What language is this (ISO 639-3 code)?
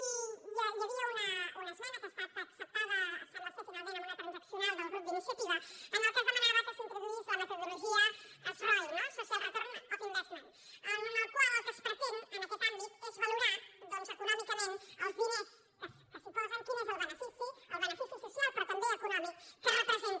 cat